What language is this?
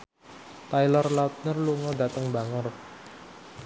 Javanese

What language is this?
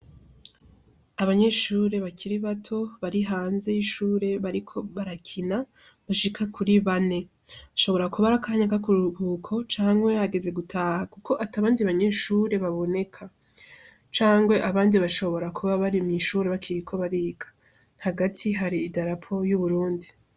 Rundi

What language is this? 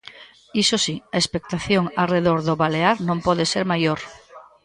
Galician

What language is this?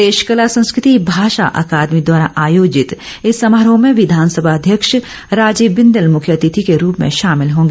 Hindi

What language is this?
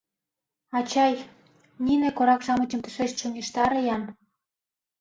Mari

